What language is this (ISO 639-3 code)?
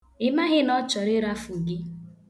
ibo